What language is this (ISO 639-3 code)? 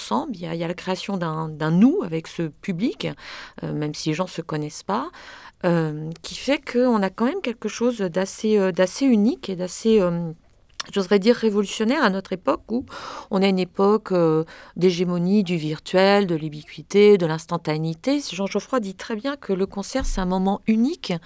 fra